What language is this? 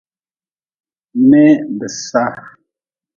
Nawdm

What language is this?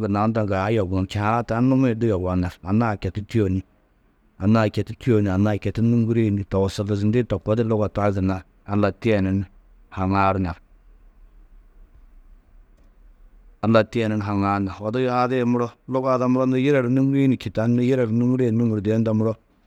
Tedaga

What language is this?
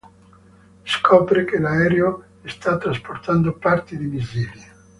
Italian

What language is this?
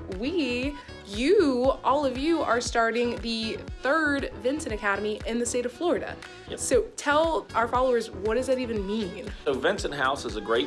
English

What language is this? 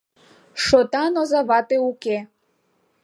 Mari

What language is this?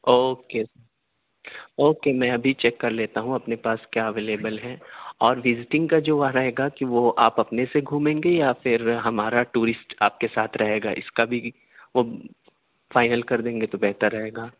Urdu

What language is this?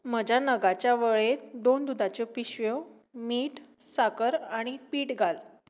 Konkani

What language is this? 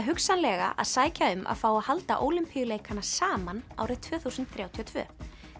Icelandic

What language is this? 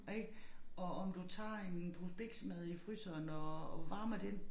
Danish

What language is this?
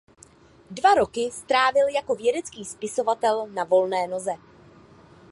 Czech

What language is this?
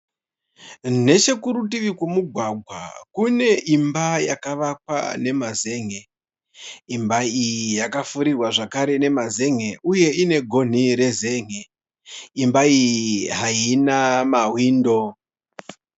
Shona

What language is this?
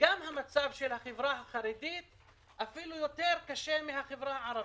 Hebrew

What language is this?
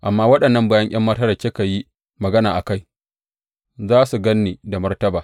Hausa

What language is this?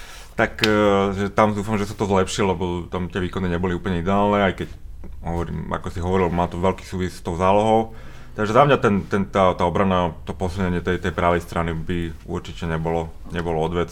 Slovak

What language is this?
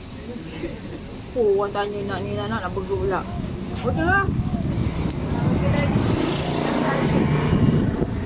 Malay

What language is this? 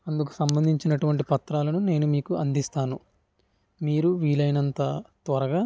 Telugu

